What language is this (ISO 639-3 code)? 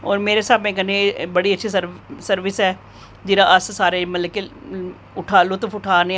doi